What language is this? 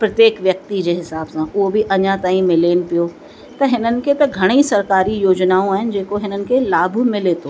Sindhi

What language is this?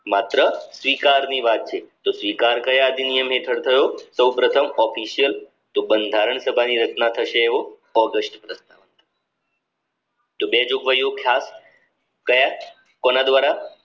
Gujarati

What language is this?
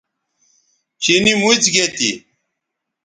Bateri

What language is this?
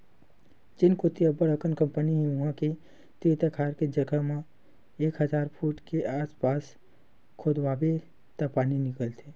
Chhattisgarhi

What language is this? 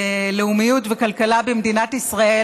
Hebrew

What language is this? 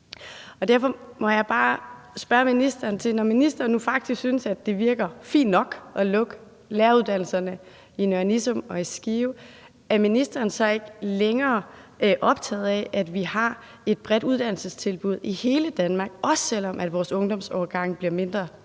Danish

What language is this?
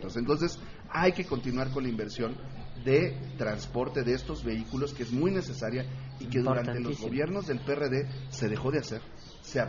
Spanish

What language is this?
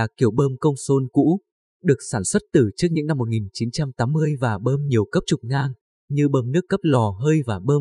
Vietnamese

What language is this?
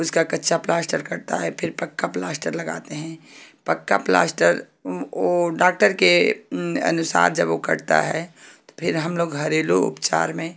Hindi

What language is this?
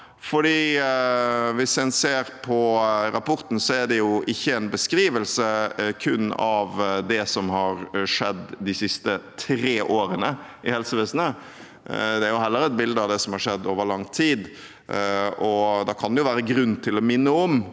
Norwegian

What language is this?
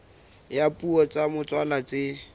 Southern Sotho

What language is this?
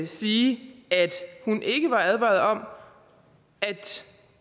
Danish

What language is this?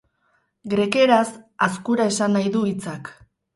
Basque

